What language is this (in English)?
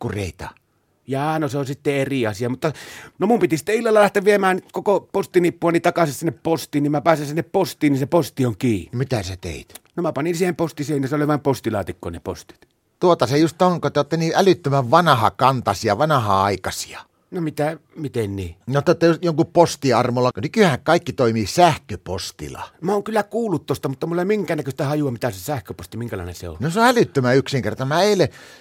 Finnish